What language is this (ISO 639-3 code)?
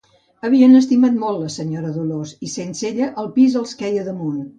cat